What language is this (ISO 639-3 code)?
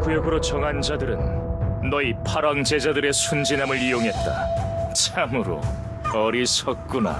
kor